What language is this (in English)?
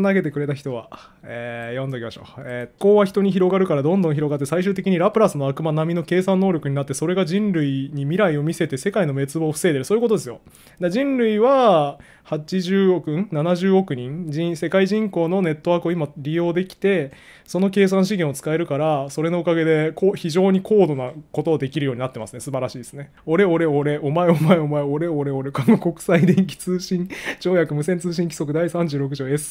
Japanese